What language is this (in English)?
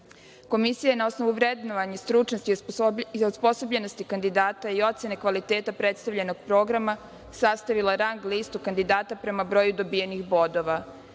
Serbian